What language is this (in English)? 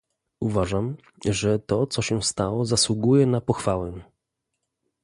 Polish